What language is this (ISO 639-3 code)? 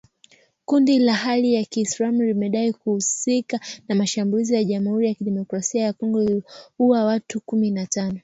swa